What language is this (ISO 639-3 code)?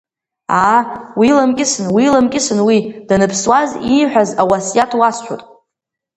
abk